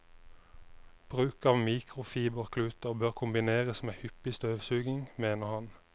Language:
Norwegian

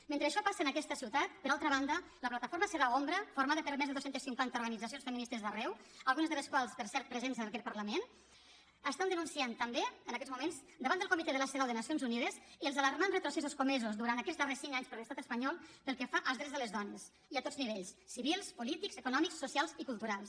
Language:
Catalan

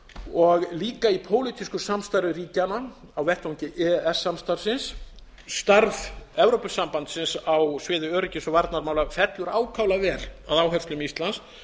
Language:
Icelandic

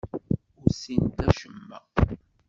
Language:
Kabyle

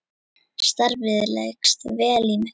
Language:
Icelandic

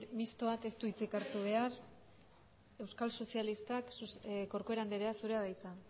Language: Basque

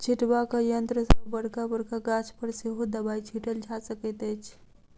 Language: Maithili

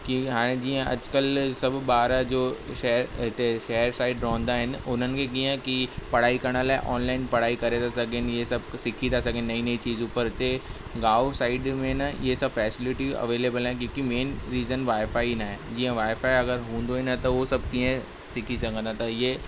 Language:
Sindhi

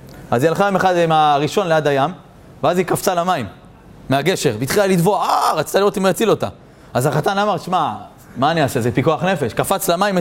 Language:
Hebrew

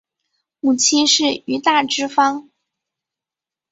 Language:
Chinese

